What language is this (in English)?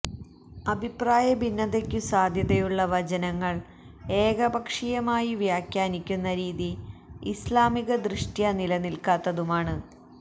Malayalam